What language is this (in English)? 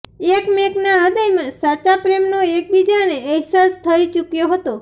Gujarati